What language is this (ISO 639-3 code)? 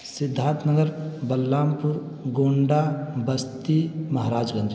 urd